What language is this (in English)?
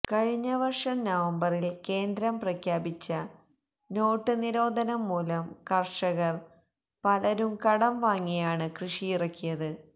Malayalam